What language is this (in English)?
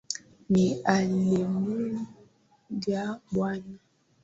Swahili